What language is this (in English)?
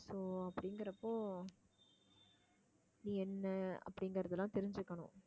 Tamil